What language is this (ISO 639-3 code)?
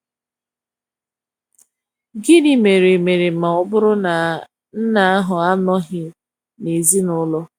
ibo